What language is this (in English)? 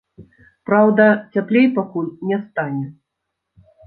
Belarusian